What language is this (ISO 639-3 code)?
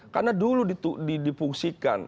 ind